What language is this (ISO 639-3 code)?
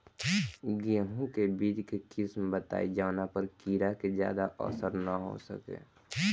bho